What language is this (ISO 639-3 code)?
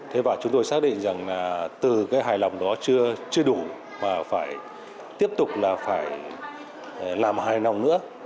vie